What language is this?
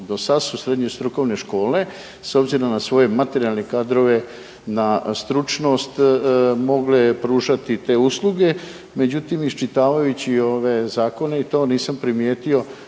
Croatian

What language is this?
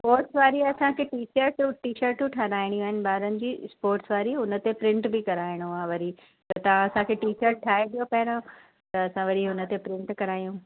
Sindhi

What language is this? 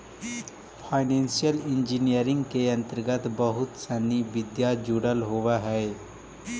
Magahi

